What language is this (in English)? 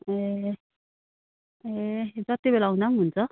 Nepali